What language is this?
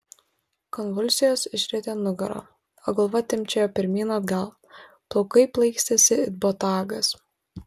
Lithuanian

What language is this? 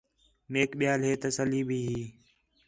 Khetrani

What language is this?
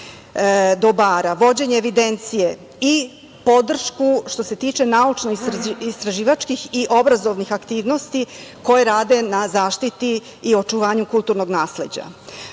Serbian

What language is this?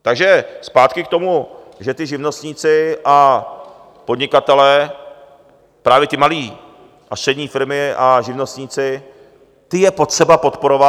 Czech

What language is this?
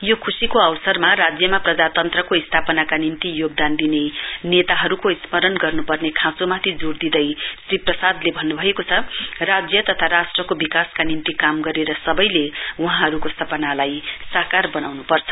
Nepali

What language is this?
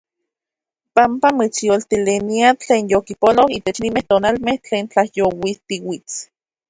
Central Puebla Nahuatl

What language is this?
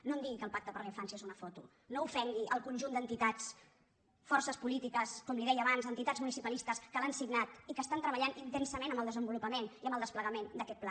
Catalan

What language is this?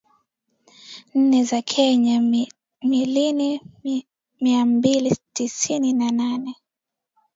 Swahili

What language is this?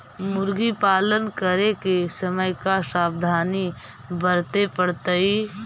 Magahi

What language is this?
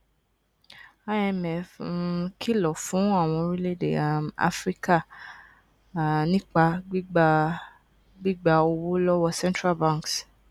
Yoruba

